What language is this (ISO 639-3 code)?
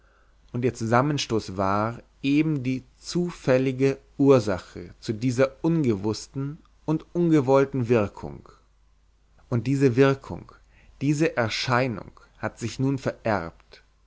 deu